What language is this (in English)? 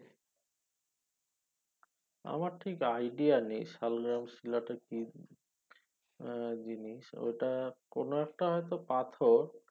Bangla